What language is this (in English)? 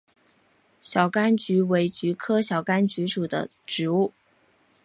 Chinese